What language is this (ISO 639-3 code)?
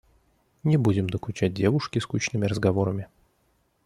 rus